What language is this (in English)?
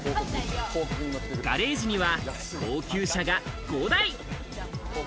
Japanese